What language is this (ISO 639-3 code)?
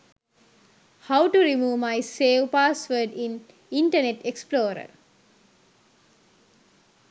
sin